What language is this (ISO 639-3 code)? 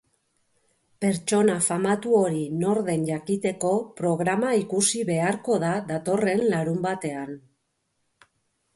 eus